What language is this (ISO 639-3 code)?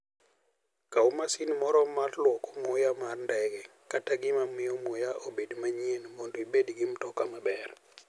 luo